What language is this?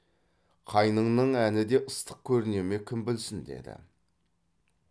Kazakh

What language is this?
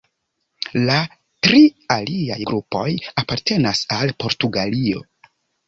Esperanto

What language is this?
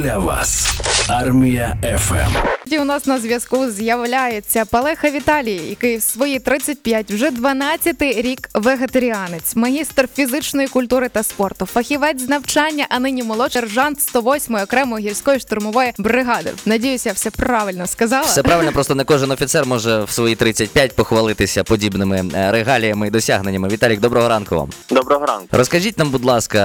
Ukrainian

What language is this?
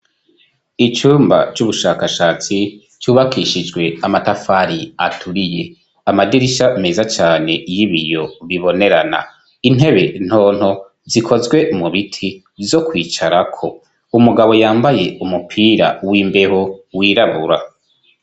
Rundi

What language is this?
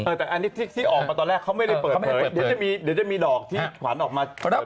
Thai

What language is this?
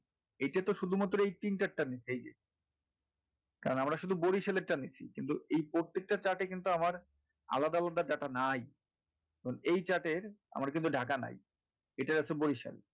Bangla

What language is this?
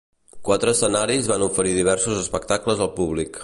Catalan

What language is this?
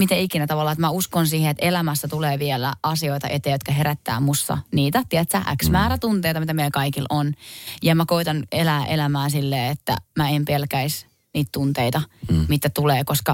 Finnish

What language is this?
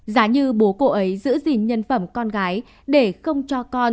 Vietnamese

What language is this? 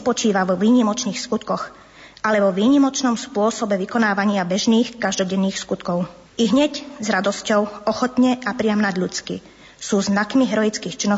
Slovak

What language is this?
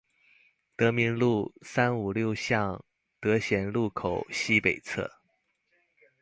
Chinese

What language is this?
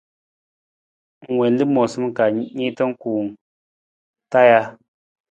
Nawdm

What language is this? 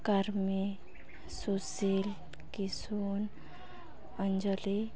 Santali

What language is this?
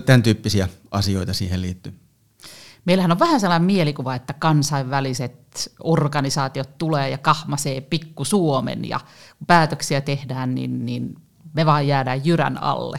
Finnish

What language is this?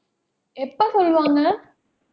Tamil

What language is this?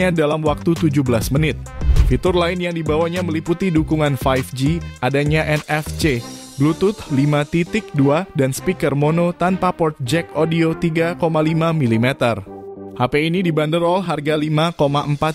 Indonesian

